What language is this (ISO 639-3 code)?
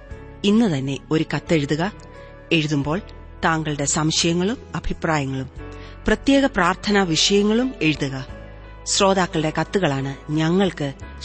mal